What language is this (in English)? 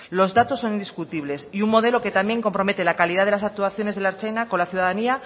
Spanish